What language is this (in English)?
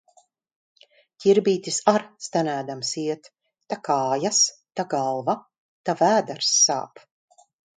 Latvian